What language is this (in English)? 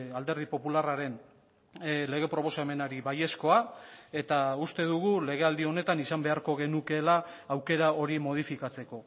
Basque